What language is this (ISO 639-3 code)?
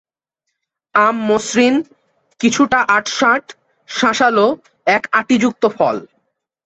ben